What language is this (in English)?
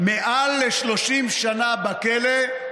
Hebrew